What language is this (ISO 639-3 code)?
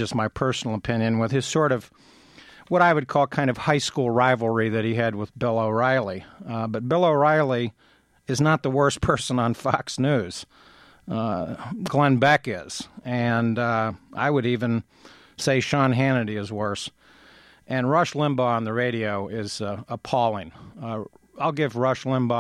eng